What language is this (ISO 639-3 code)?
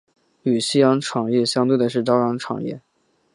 zho